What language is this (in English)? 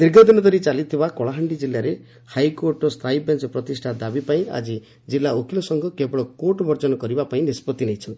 Odia